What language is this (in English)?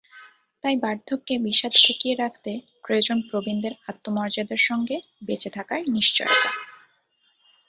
Bangla